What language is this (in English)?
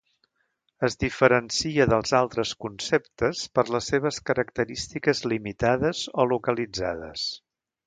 Catalan